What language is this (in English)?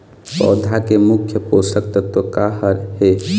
Chhattisgarhi